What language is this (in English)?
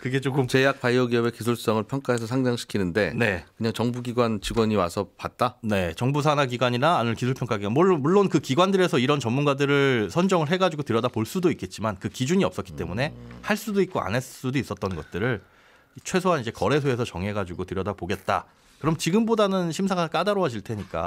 Korean